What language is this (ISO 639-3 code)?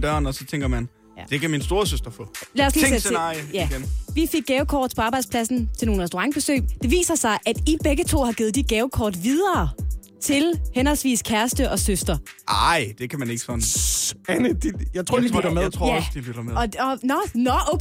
dan